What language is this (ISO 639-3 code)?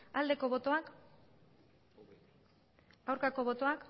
eus